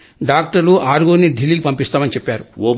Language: Telugu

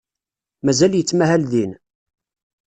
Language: Kabyle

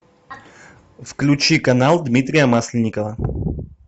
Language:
Russian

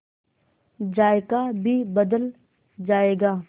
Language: Hindi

